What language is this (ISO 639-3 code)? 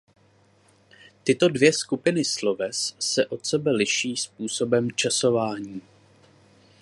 ces